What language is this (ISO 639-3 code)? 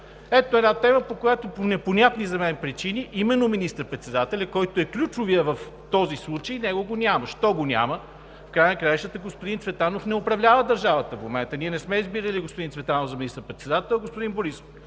bul